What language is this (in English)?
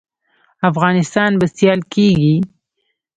Pashto